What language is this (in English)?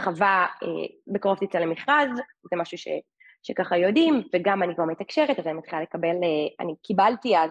Hebrew